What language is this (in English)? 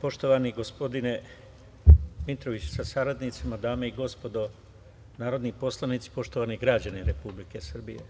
Serbian